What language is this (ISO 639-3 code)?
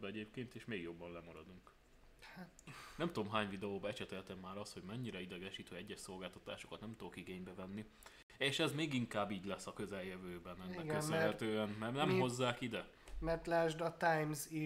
hun